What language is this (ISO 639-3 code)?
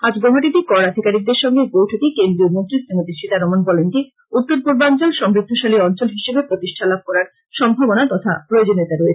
ben